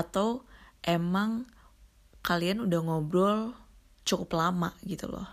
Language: Indonesian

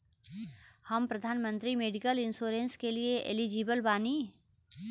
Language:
Bhojpuri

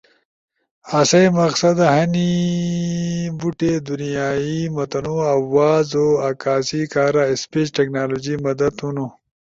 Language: Ushojo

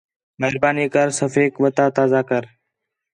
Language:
Khetrani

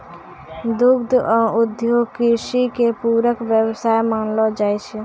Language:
Maithili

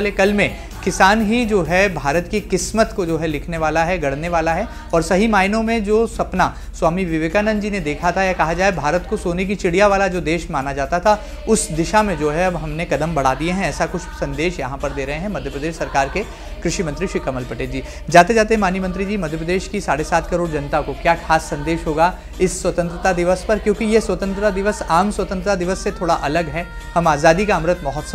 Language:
Hindi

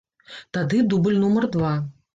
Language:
Belarusian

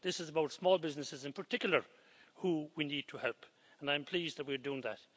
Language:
English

